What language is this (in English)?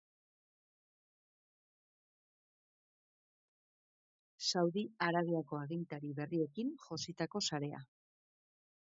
Basque